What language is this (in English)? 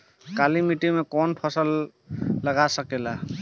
Bhojpuri